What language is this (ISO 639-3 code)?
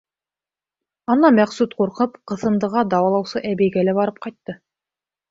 bak